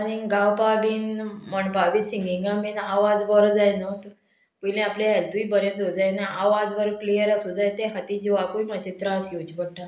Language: Konkani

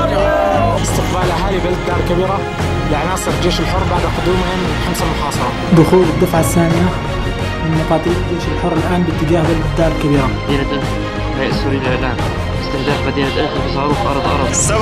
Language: Arabic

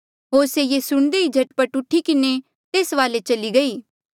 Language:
Mandeali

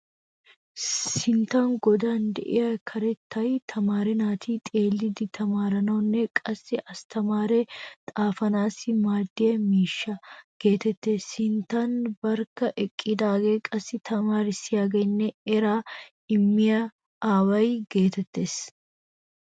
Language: Wolaytta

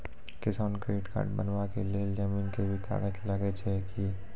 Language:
Maithili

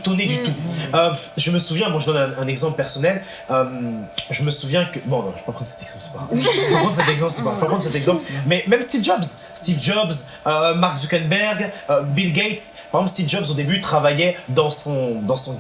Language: French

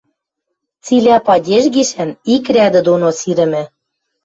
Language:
Western Mari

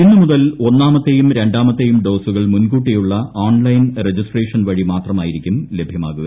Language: Malayalam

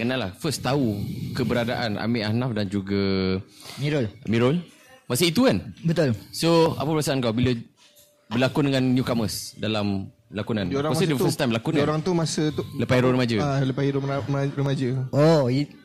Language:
Malay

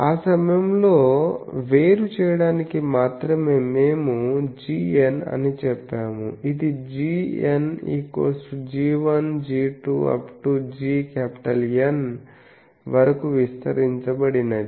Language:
Telugu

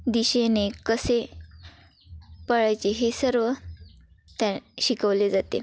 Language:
Marathi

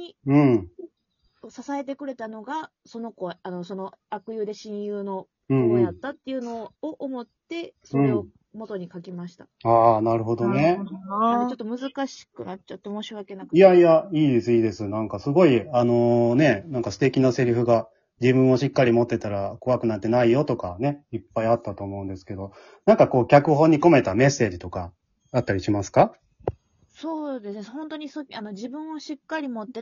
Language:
Japanese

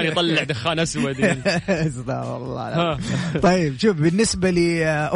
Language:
Arabic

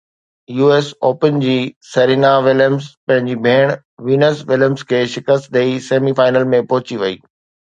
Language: Sindhi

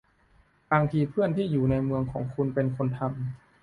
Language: Thai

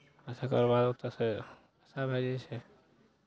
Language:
Maithili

